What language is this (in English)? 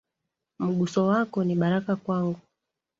Swahili